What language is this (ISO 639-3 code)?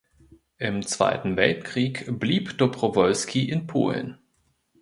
deu